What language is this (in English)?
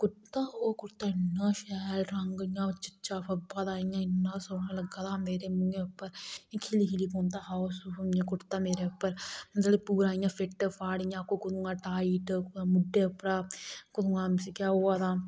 Dogri